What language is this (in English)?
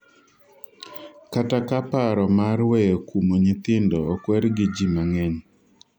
Luo (Kenya and Tanzania)